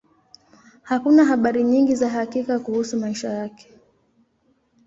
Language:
Swahili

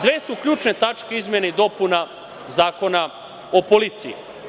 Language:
Serbian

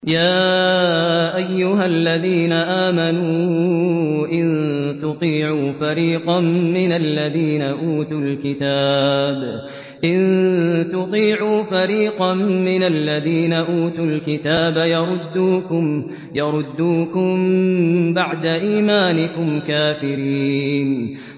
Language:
Arabic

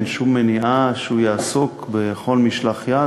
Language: Hebrew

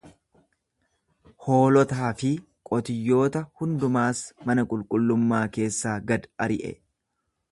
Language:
Oromo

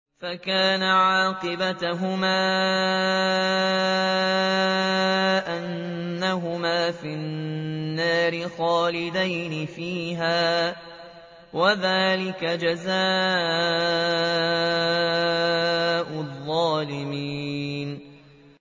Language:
Arabic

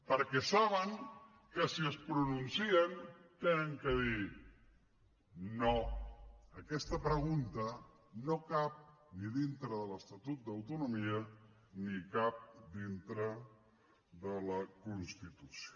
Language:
Catalan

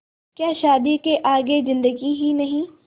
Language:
Hindi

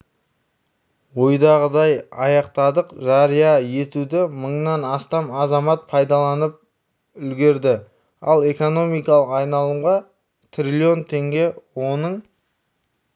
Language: Kazakh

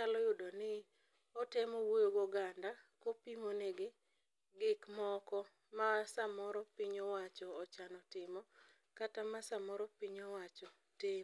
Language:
Luo (Kenya and Tanzania)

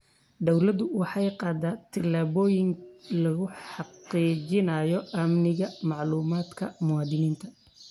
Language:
Somali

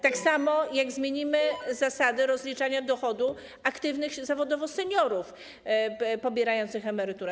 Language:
Polish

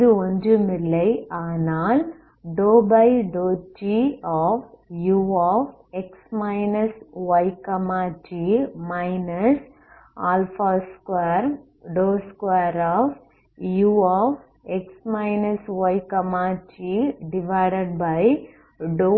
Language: Tamil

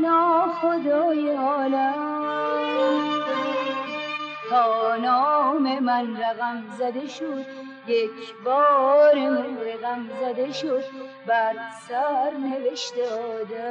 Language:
Persian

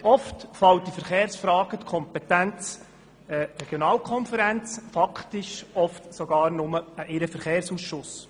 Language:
Swiss German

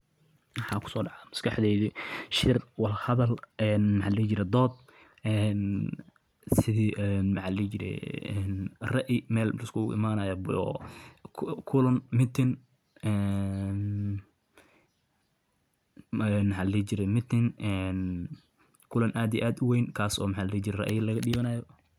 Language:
Somali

